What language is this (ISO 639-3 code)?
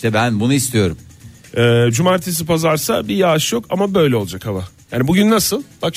tur